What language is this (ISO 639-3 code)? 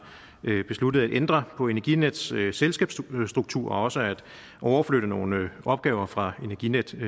dan